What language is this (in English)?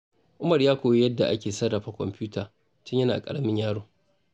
Hausa